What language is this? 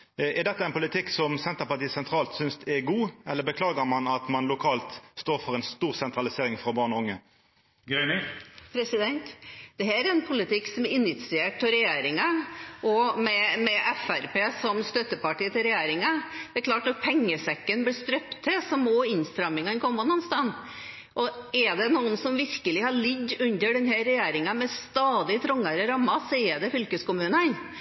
Norwegian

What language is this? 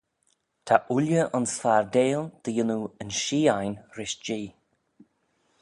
Manx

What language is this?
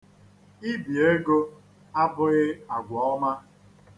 Igbo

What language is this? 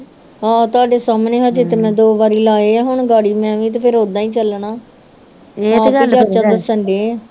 Punjabi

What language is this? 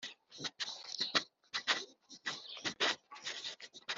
Kinyarwanda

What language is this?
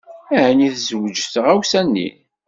Kabyle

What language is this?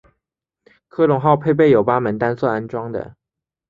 Chinese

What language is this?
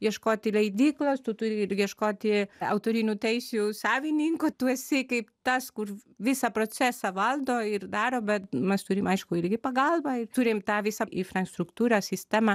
Lithuanian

